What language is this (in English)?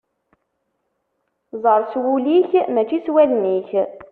Kabyle